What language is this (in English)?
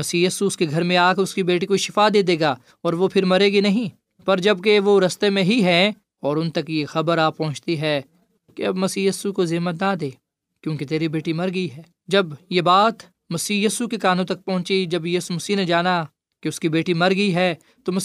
Urdu